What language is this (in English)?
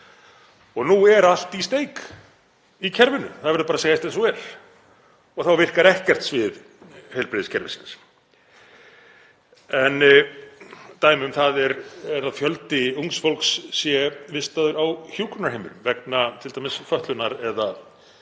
Icelandic